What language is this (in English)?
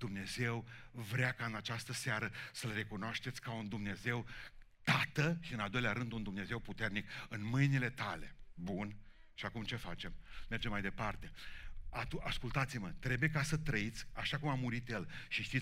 Romanian